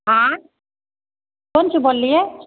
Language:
Maithili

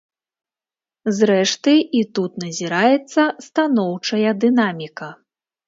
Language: Belarusian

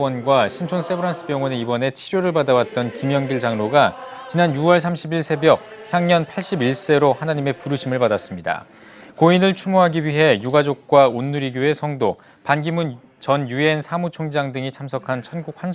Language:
Korean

